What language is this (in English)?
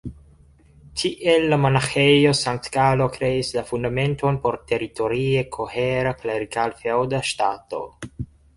Esperanto